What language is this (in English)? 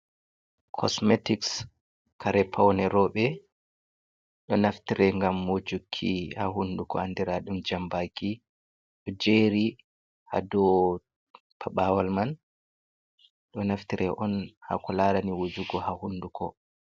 Fula